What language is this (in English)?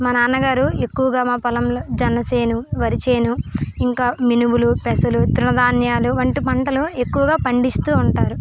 Telugu